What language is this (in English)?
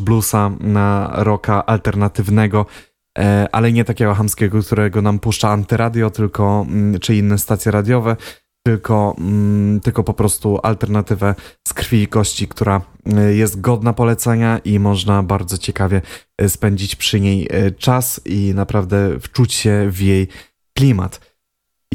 Polish